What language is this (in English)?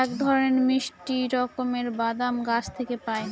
Bangla